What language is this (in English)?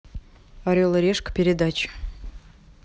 Russian